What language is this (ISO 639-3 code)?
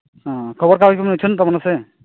sat